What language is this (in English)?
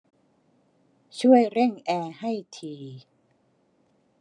Thai